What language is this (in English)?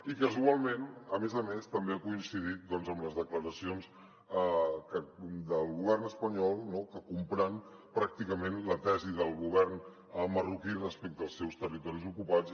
Catalan